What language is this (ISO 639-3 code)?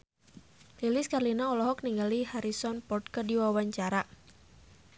sun